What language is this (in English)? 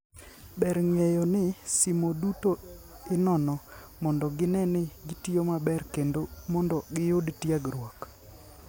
Luo (Kenya and Tanzania)